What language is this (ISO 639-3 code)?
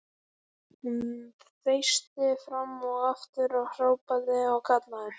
isl